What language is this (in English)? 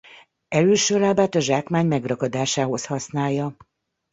Hungarian